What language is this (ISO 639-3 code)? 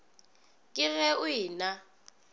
nso